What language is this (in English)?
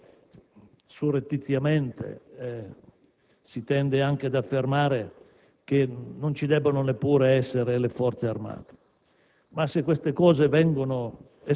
Italian